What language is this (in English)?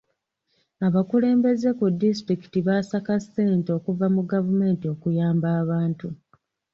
Ganda